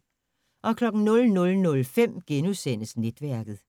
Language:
Danish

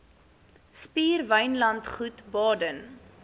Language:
Afrikaans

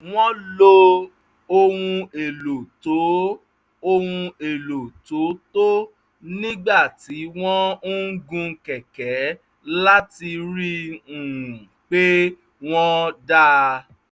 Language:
Yoruba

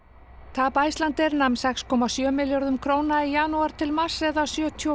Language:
Icelandic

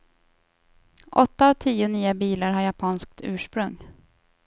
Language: Swedish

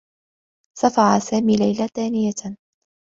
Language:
Arabic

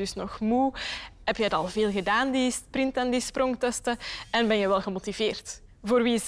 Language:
Dutch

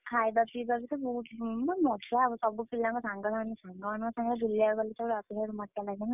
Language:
Odia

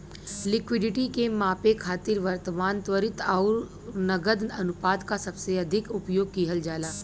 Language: Bhojpuri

